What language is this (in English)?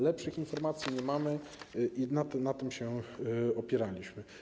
Polish